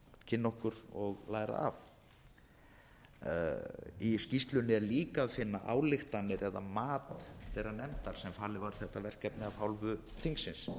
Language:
Icelandic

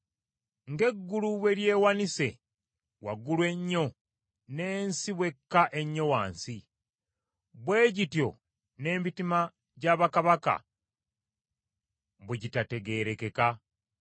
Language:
Ganda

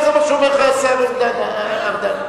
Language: Hebrew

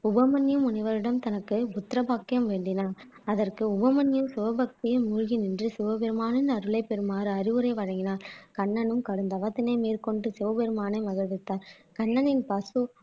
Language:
Tamil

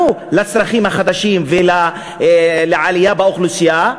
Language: Hebrew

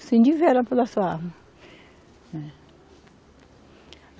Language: Portuguese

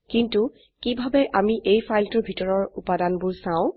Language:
Assamese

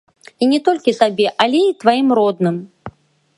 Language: Belarusian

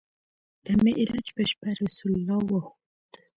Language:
Pashto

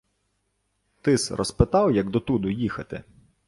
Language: Ukrainian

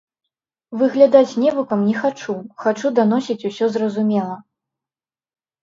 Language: Belarusian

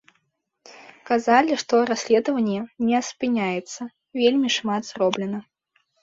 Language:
Belarusian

